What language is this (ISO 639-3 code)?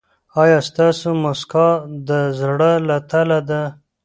pus